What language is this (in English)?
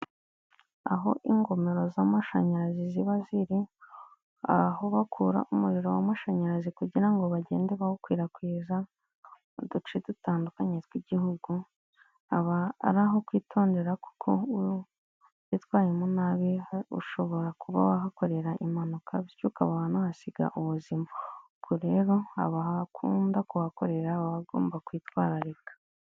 Kinyarwanda